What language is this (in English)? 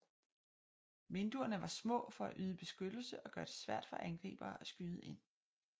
Danish